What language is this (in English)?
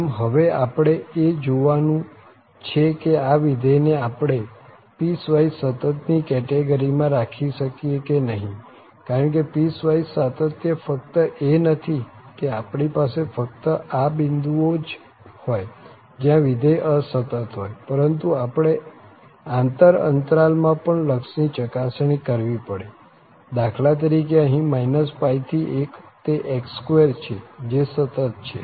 Gujarati